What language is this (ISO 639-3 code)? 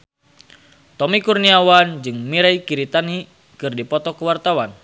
sun